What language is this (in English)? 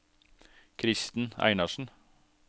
Norwegian